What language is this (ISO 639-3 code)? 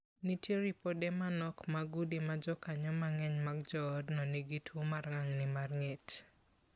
luo